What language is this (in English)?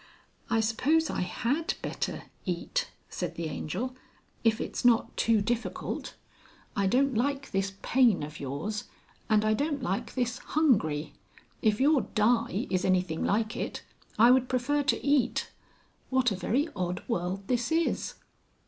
English